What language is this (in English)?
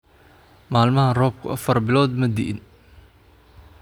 Somali